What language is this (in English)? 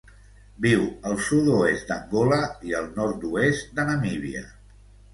Catalan